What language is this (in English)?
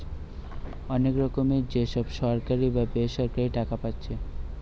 Bangla